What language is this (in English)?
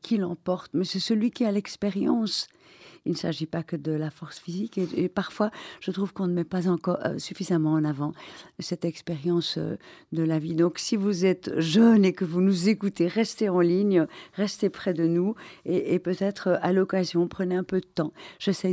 French